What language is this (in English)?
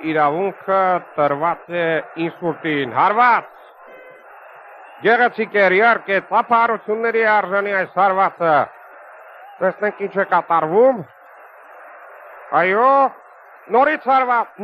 Turkish